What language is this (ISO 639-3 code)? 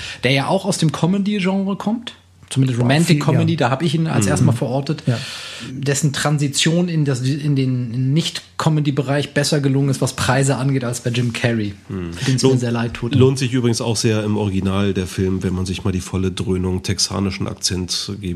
deu